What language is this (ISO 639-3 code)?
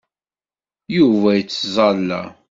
kab